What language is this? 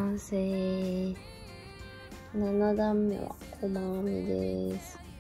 Japanese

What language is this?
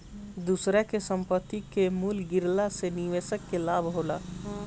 Bhojpuri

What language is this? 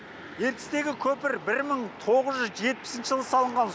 Kazakh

